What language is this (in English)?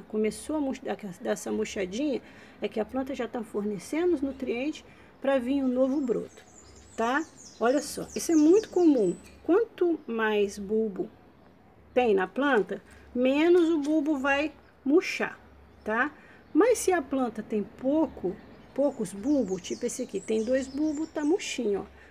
Portuguese